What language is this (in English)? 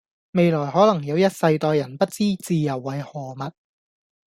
Cantonese